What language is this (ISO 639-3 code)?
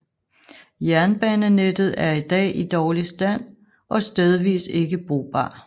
dan